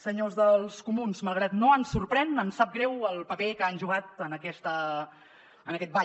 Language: Catalan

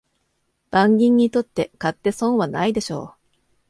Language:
Japanese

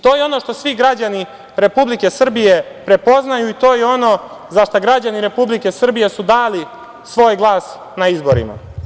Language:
Serbian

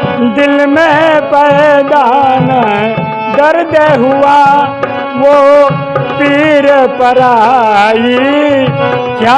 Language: Hindi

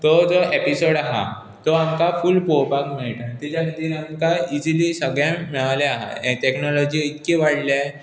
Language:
Konkani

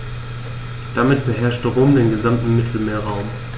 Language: German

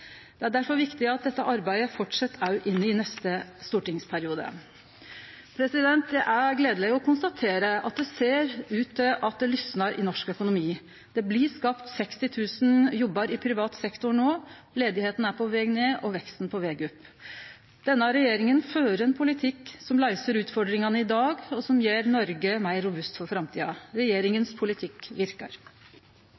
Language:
Norwegian Nynorsk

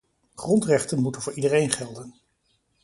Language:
Dutch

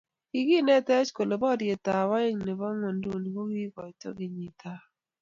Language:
Kalenjin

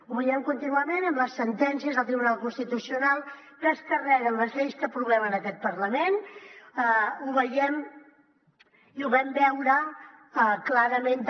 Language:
Catalan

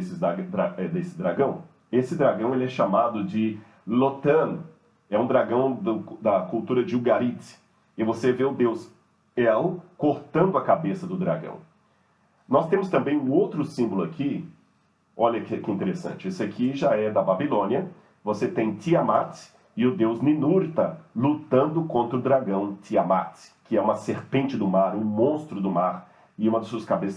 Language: Portuguese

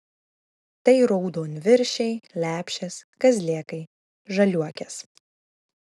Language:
Lithuanian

